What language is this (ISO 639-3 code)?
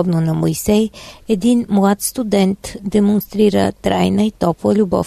bul